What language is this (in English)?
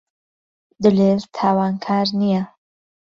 Central Kurdish